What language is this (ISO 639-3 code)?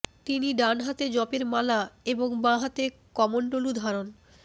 ben